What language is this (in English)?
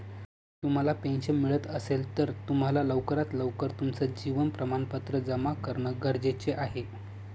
Marathi